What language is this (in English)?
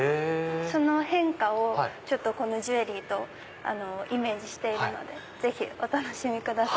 Japanese